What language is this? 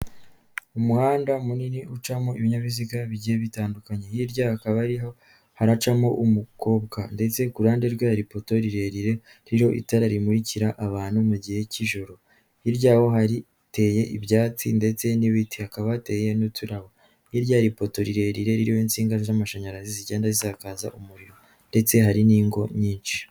Kinyarwanda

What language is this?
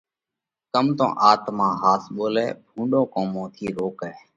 Parkari Koli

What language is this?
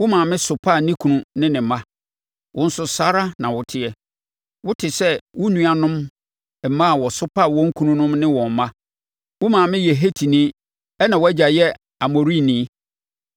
Akan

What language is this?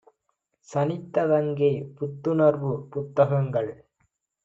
Tamil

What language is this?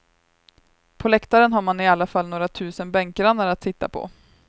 Swedish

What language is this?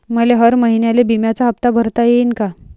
Marathi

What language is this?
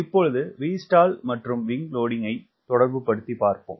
Tamil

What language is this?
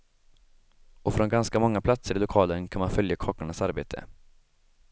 Swedish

